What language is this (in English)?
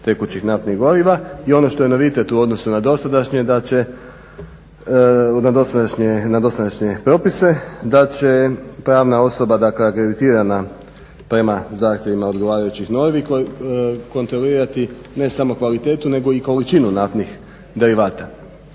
Croatian